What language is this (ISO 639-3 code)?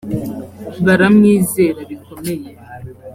kin